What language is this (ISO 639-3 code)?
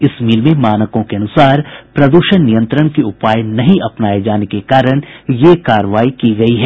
hin